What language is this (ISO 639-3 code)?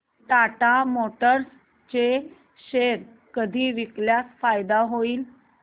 mar